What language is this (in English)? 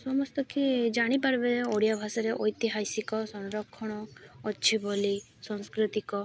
Odia